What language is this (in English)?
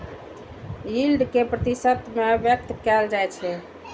Maithili